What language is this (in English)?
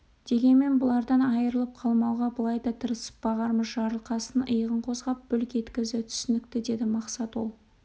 Kazakh